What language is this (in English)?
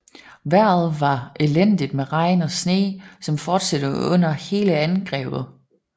Danish